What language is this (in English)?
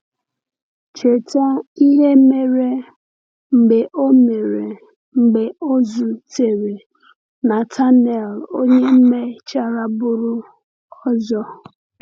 Igbo